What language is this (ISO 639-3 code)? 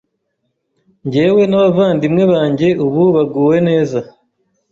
kin